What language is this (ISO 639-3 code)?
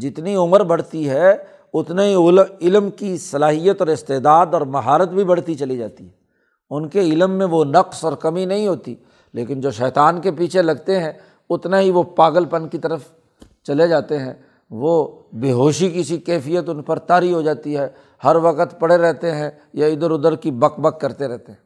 urd